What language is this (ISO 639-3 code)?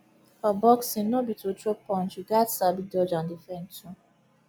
pcm